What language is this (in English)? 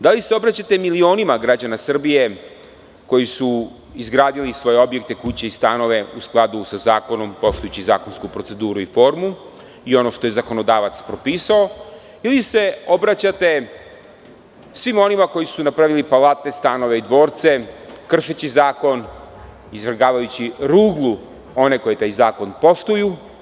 Serbian